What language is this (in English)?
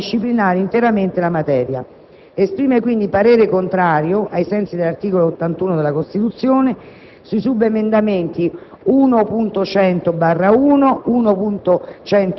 Italian